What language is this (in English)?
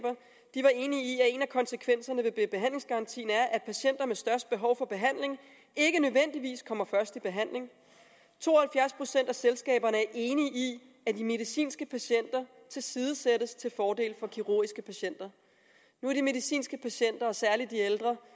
Danish